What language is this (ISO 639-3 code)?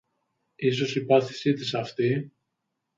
ell